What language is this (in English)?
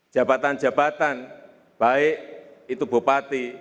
Indonesian